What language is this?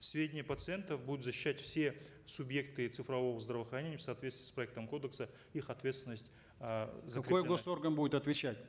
Kazakh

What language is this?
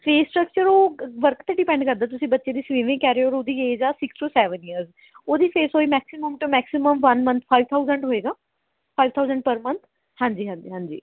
Punjabi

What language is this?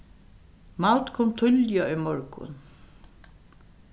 Faroese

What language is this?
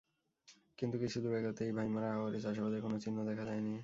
Bangla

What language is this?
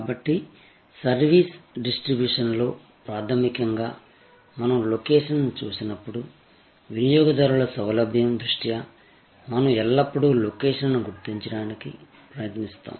Telugu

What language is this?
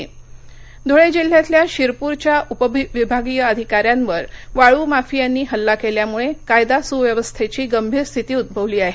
Marathi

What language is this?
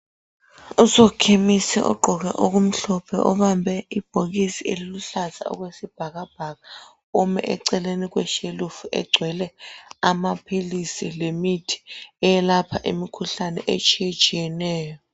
North Ndebele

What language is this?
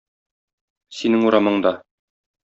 Tatar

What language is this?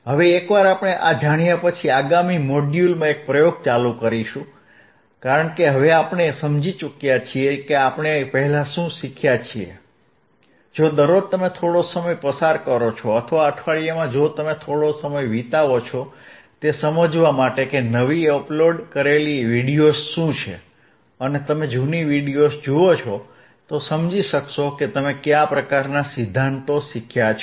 Gujarati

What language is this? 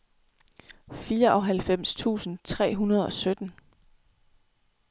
Danish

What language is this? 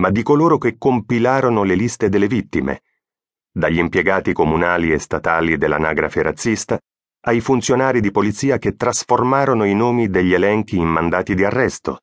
Italian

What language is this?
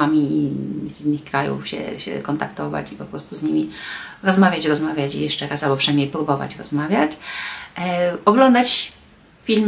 Polish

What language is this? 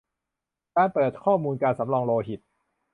Thai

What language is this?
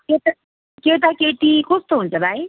Nepali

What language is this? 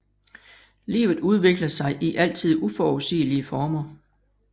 Danish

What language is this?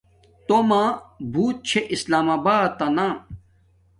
Domaaki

